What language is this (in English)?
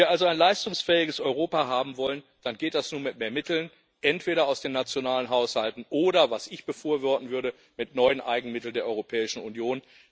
German